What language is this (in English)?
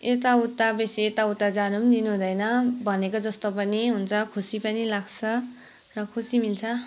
Nepali